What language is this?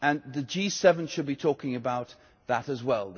English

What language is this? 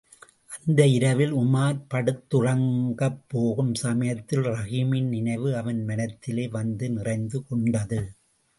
Tamil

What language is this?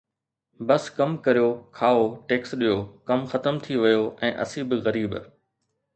Sindhi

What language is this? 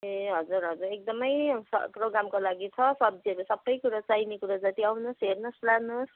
Nepali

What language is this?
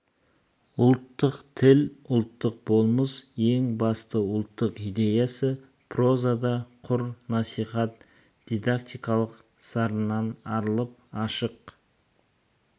Kazakh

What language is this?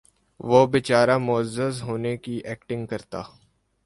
Urdu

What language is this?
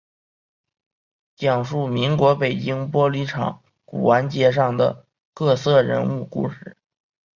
Chinese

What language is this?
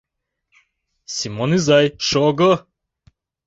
Mari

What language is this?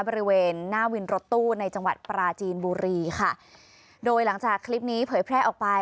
Thai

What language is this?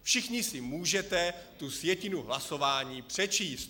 Czech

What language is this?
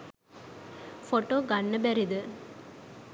Sinhala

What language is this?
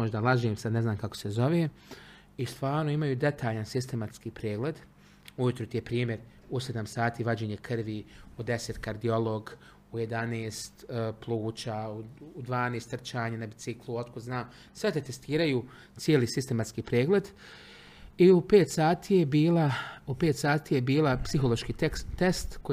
Croatian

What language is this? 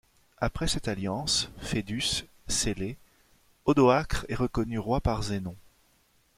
French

